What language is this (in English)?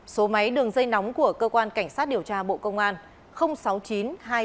Vietnamese